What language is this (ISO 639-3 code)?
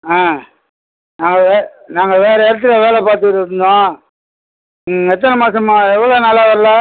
tam